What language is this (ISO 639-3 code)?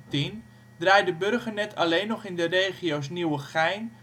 nld